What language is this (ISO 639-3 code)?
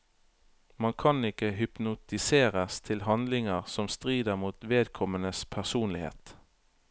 nor